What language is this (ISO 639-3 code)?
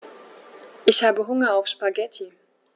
deu